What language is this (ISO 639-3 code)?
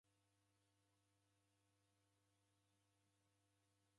dav